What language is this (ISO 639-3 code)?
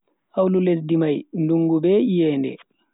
fui